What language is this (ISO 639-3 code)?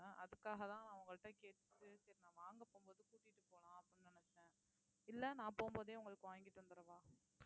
tam